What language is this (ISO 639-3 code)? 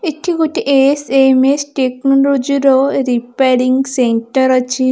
ori